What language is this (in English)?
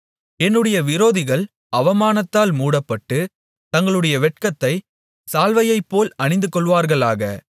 Tamil